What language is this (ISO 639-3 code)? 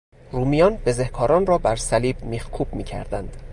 fas